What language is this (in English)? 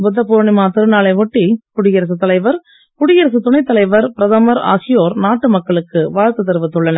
Tamil